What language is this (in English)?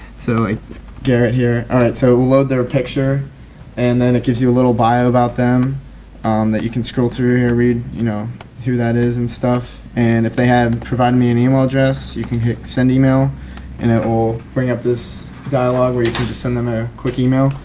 English